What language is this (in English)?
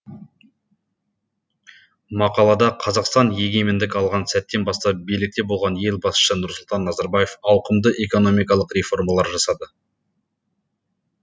Kazakh